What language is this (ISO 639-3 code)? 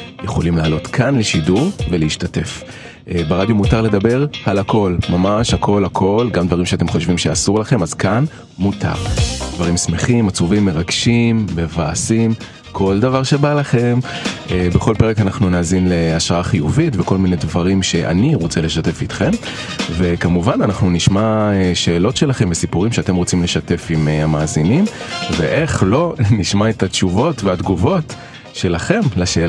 heb